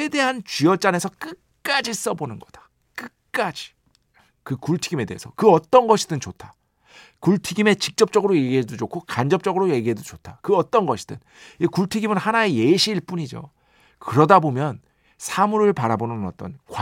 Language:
Korean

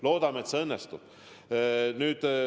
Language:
Estonian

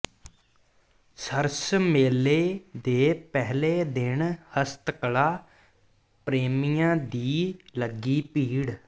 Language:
Punjabi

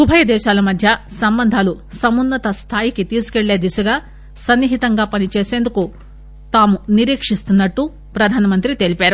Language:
Telugu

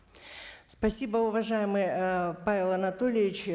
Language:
Kazakh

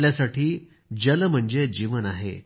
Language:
Marathi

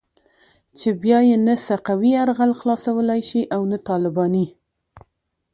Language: Pashto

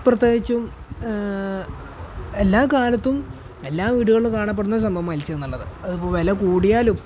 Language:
Malayalam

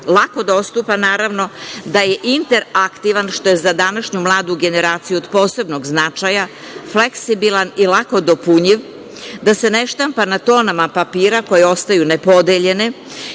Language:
Serbian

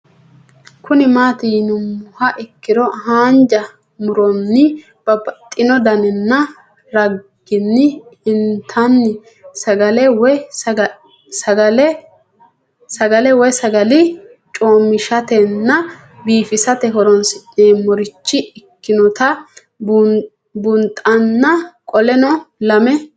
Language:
Sidamo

